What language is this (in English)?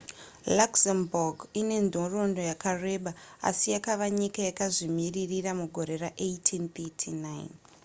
Shona